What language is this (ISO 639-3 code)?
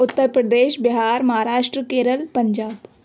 urd